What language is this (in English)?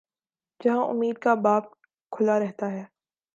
Urdu